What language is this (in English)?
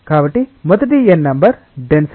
Telugu